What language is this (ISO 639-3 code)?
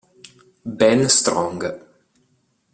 ita